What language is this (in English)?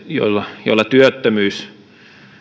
Finnish